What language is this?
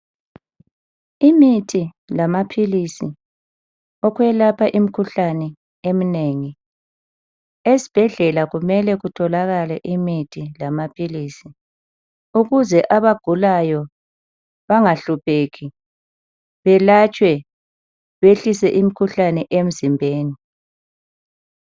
North Ndebele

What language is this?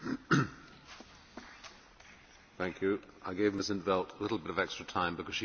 English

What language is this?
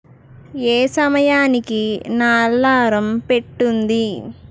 Telugu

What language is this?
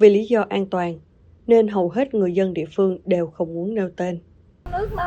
Vietnamese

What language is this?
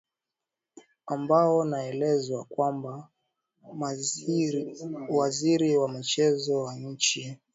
Swahili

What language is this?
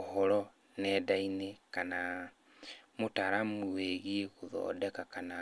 Kikuyu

